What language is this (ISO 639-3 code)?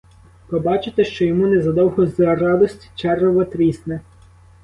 ukr